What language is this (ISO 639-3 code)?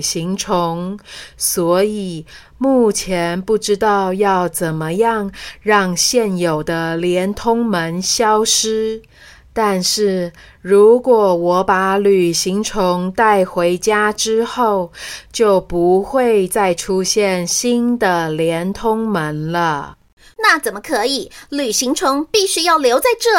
zho